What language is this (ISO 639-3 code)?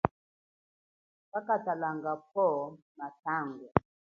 cjk